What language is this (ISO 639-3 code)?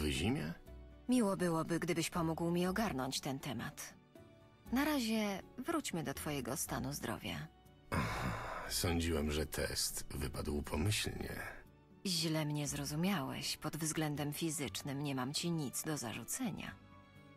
pol